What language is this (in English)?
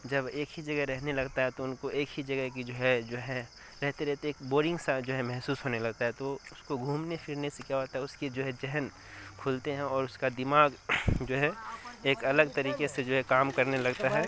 Urdu